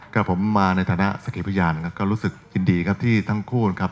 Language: Thai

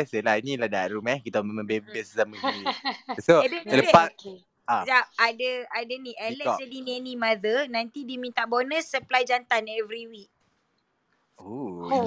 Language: Malay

